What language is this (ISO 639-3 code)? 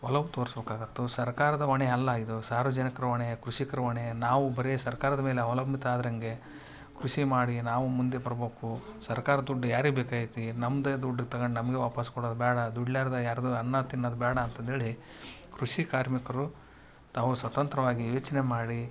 kan